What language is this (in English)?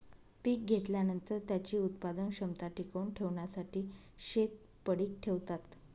Marathi